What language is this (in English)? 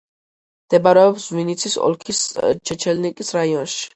Georgian